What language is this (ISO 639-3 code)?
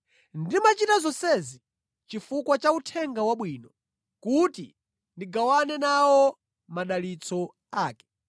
nya